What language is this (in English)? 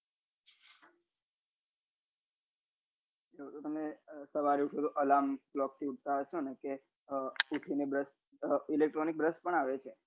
Gujarati